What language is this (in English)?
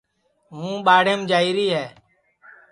Sansi